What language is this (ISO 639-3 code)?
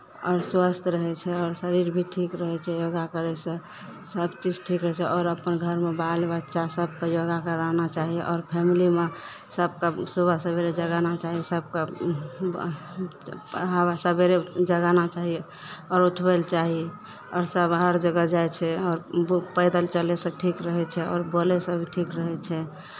mai